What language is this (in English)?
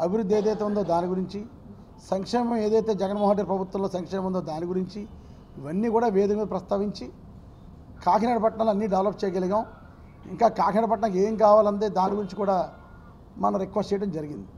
Telugu